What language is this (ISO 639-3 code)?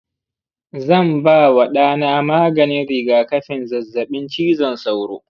hau